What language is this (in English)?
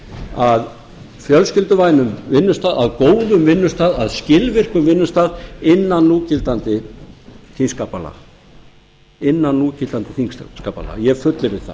Icelandic